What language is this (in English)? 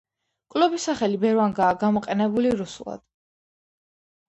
Georgian